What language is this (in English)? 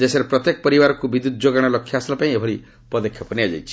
Odia